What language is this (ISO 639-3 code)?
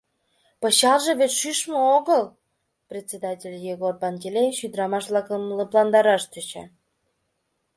chm